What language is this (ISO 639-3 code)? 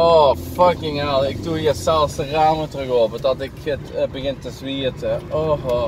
nld